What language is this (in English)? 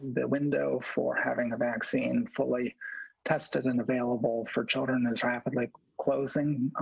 English